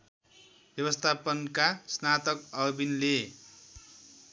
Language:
Nepali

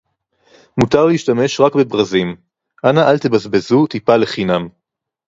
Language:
Hebrew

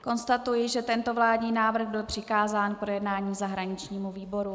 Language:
Czech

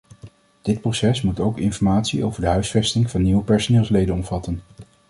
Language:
Dutch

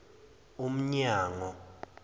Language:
Zulu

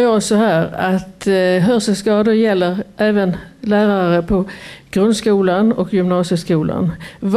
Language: Swedish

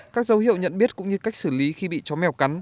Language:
Vietnamese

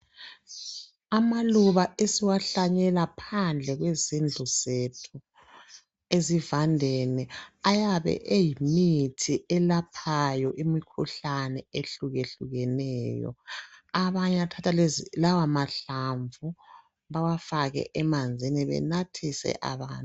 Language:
North Ndebele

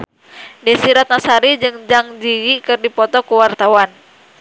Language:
Sundanese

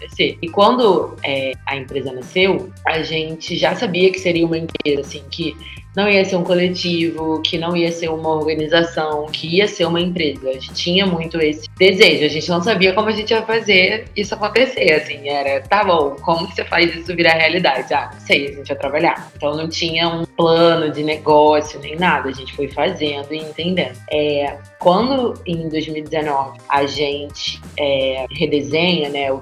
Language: Portuguese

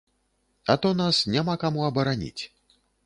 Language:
Belarusian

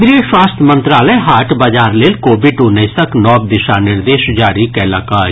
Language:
Maithili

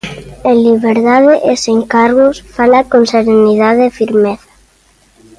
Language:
Galician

